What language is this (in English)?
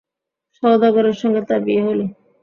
Bangla